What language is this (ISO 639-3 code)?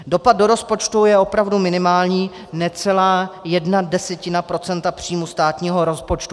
ces